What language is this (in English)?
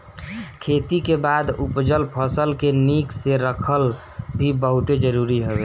Bhojpuri